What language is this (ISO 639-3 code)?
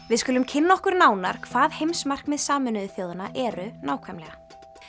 isl